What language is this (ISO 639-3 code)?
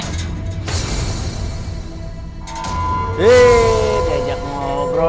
ind